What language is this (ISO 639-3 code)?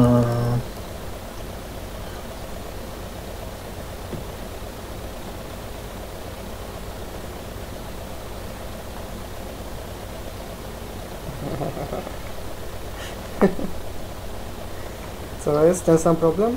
pol